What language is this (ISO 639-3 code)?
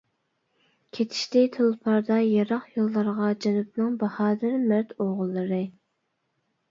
uig